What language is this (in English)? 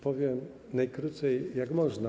Polish